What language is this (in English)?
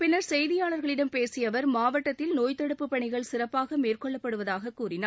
Tamil